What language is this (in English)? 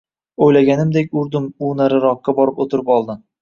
Uzbek